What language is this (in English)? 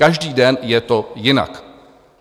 Czech